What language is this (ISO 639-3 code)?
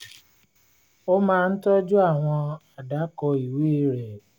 yor